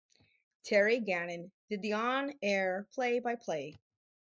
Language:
English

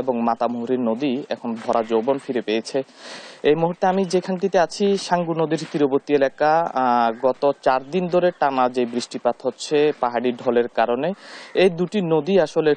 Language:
Bangla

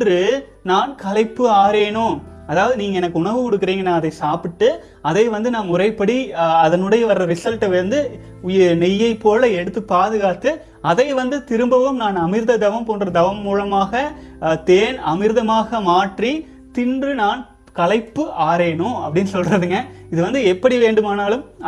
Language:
Tamil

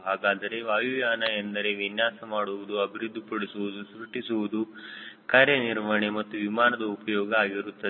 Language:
Kannada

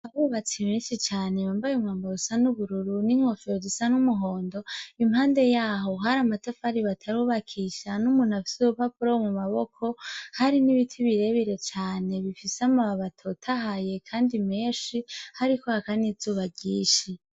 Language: Rundi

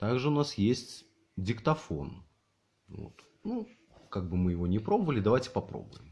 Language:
Russian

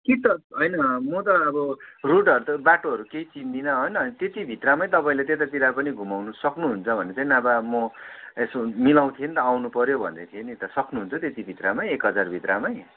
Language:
Nepali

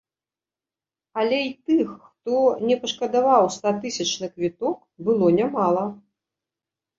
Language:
Belarusian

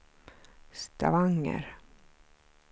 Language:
Swedish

